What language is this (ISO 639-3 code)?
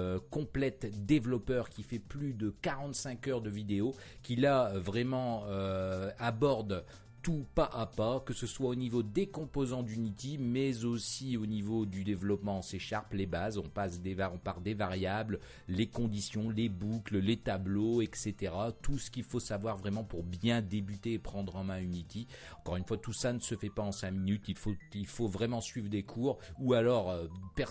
fra